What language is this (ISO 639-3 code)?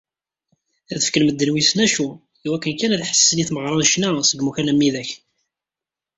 kab